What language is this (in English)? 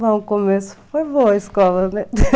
Portuguese